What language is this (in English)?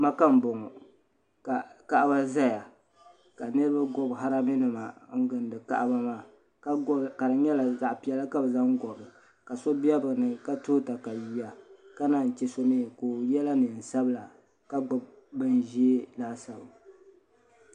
Dagbani